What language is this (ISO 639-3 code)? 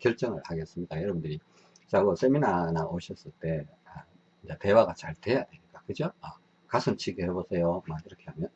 kor